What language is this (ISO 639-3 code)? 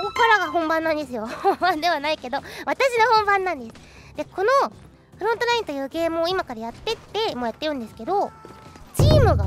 jpn